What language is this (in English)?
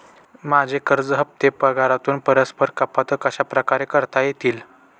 Marathi